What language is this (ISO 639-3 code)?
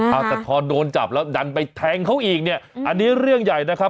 tha